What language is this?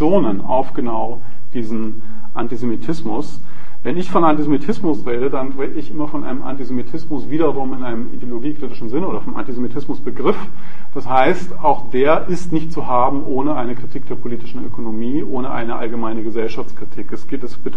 German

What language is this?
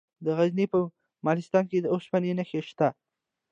Pashto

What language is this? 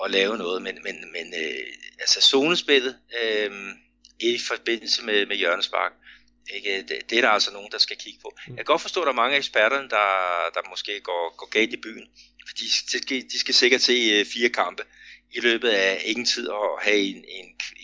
Danish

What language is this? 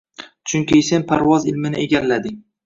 Uzbek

